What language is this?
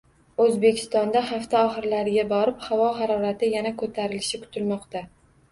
Uzbek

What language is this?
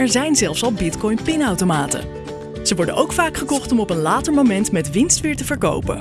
Dutch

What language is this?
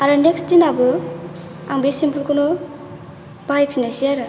Bodo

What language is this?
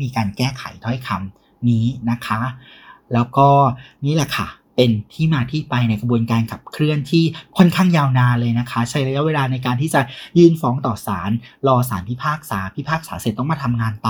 Thai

